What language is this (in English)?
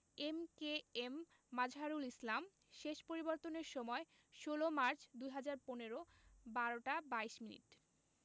Bangla